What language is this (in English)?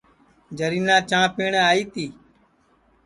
Sansi